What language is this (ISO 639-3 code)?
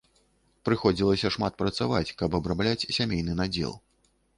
bel